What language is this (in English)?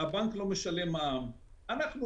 Hebrew